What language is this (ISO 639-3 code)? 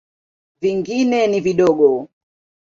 swa